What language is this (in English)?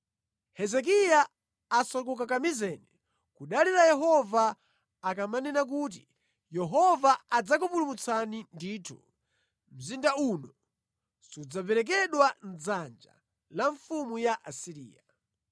Nyanja